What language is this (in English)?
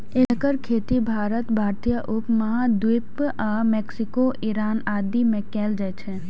Maithili